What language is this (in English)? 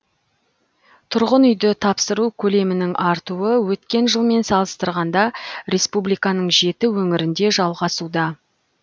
Kazakh